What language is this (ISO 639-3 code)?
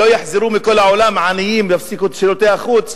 heb